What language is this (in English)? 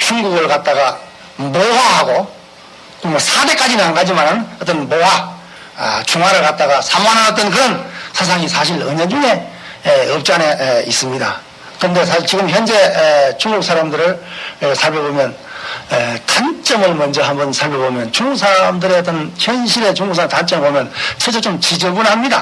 Korean